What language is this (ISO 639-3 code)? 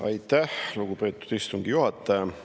est